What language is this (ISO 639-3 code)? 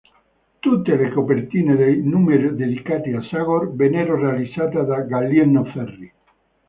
ita